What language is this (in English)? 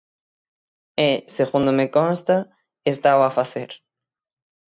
Galician